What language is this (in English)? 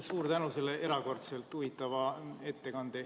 Estonian